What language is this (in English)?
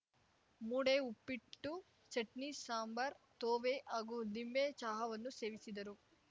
Kannada